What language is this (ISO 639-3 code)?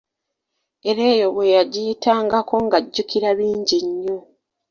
lug